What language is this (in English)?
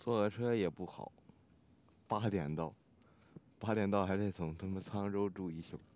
Chinese